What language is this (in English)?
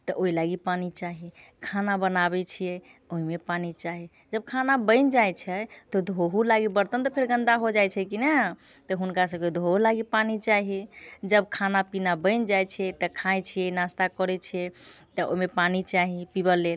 Maithili